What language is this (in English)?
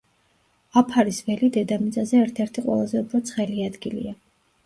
Georgian